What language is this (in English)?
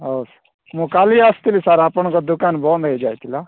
Odia